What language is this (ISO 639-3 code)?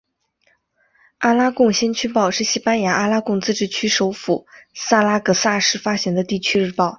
zho